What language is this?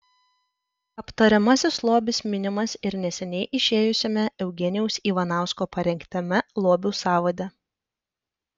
Lithuanian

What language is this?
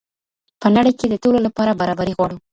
Pashto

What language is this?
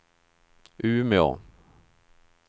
Swedish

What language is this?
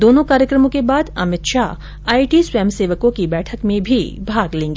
Hindi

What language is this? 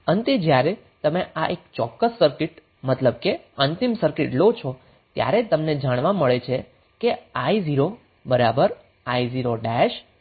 Gujarati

